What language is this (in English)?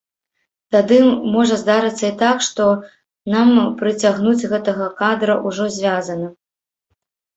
Belarusian